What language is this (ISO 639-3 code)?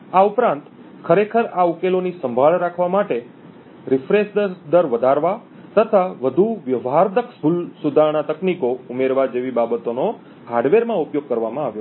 guj